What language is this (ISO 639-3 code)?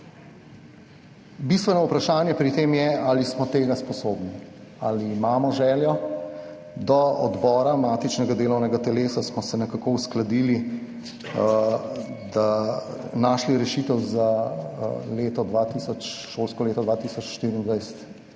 slv